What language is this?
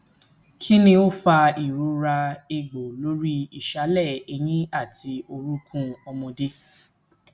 Yoruba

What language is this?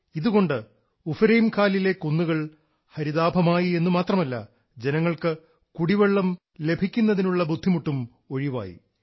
Malayalam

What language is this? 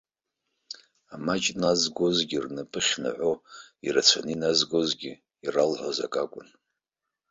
Abkhazian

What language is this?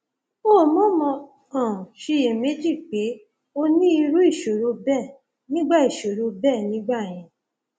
Yoruba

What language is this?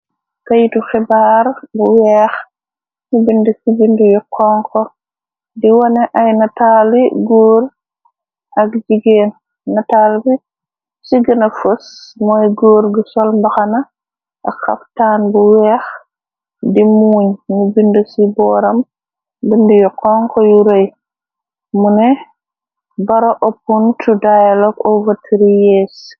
Wolof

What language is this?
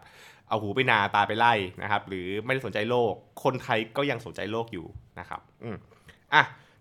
Thai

